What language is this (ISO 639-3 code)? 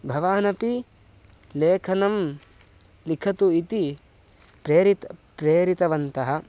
san